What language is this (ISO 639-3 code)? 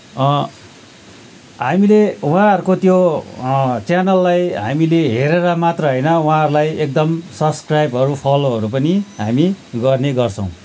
nep